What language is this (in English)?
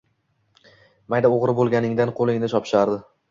Uzbek